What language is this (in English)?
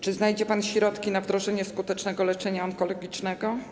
Polish